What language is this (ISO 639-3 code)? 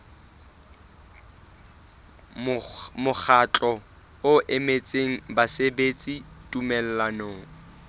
sot